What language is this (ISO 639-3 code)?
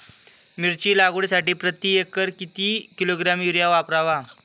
mar